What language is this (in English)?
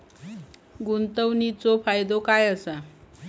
Marathi